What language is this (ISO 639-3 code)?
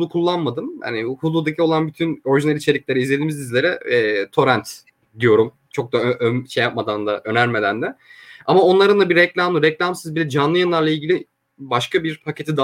tur